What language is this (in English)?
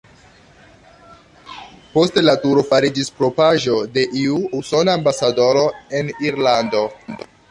Esperanto